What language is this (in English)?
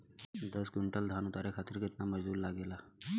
Bhojpuri